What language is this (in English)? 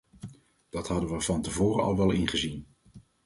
Dutch